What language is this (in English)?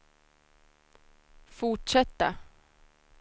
Swedish